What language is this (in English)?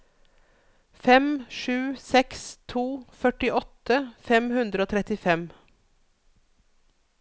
Norwegian